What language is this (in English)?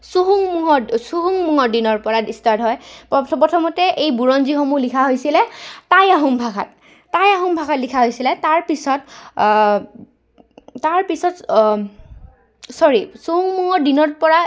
Assamese